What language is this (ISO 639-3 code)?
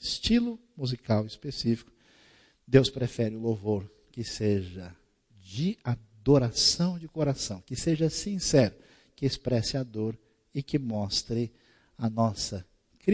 por